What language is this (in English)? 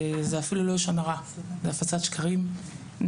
Hebrew